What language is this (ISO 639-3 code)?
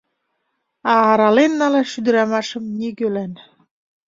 chm